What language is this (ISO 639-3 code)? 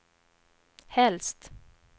swe